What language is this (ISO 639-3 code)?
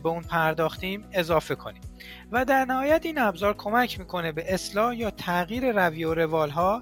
fas